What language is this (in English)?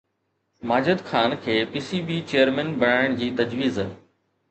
Sindhi